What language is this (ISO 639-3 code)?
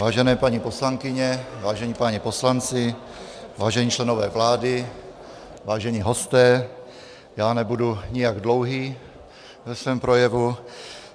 ces